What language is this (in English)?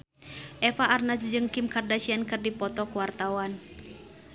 Sundanese